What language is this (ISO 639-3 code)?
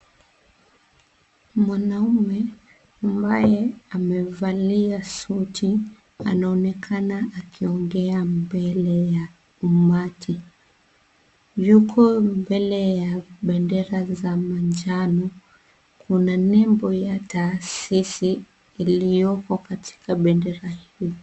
swa